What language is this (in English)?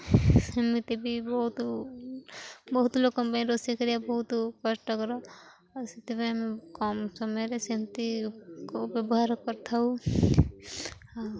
Odia